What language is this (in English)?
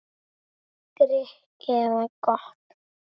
Icelandic